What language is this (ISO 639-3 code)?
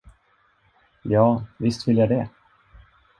swe